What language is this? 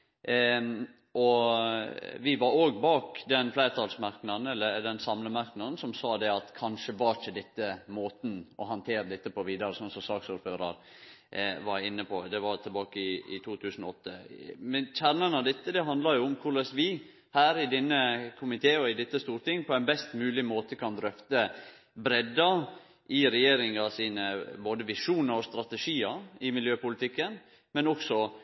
Norwegian Nynorsk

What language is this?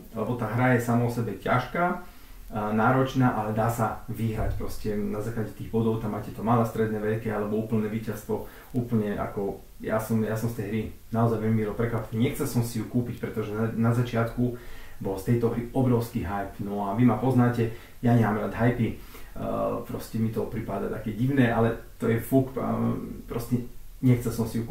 Slovak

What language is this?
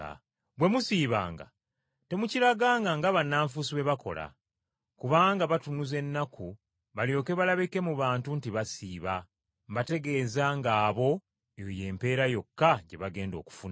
Ganda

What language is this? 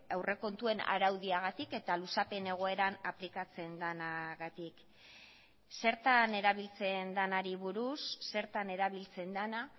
Basque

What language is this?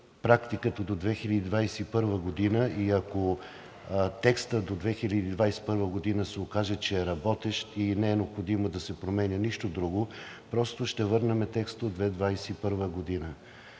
Bulgarian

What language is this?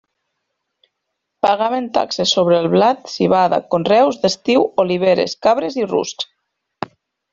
Catalan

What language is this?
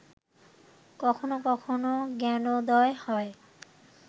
Bangla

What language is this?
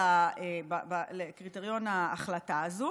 Hebrew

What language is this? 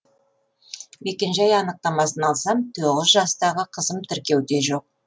Kazakh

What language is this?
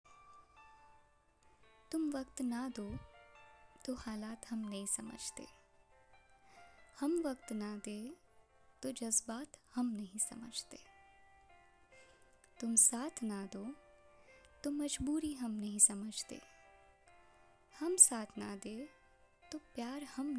Hindi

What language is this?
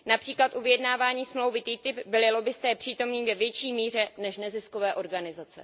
Czech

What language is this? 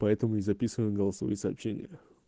Russian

